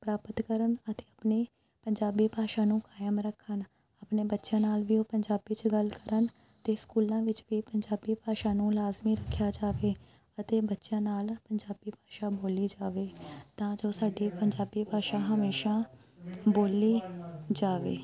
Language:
Punjabi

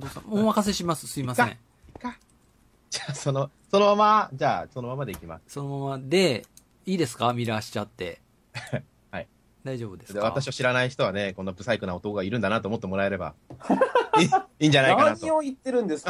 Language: Japanese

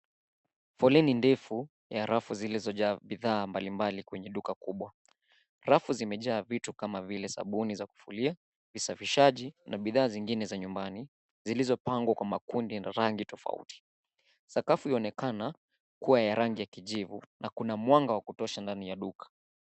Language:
Swahili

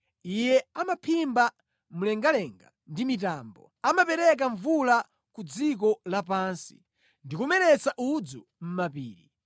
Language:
Nyanja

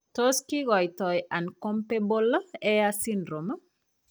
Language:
Kalenjin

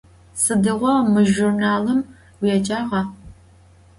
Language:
Adyghe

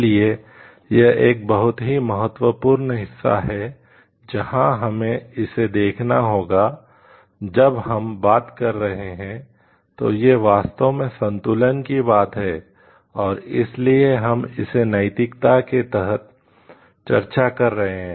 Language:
Hindi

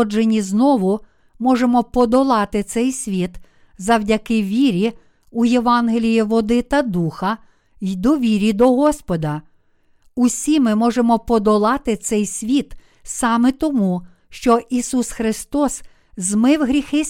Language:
Ukrainian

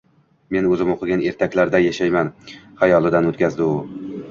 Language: Uzbek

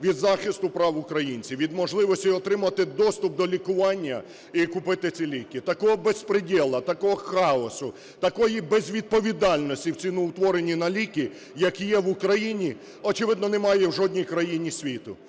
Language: Ukrainian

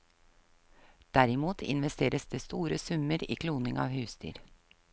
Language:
Norwegian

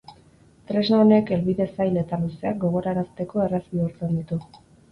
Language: Basque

